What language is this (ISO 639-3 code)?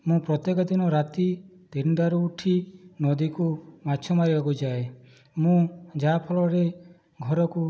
ori